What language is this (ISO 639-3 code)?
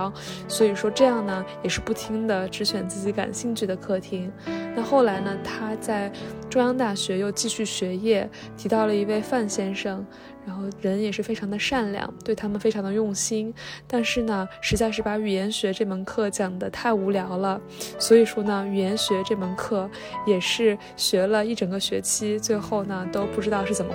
zho